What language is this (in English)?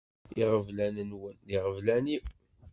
Kabyle